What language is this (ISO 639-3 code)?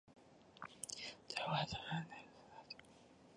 zho